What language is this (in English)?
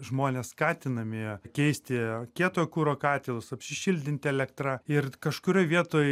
Lithuanian